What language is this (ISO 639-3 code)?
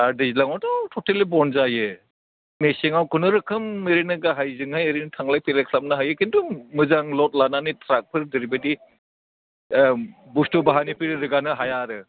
brx